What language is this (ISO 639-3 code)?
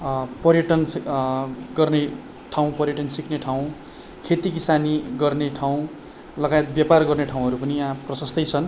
nep